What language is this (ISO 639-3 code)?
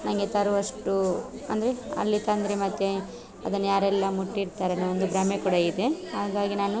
kan